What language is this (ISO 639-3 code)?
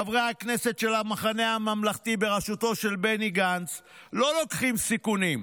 heb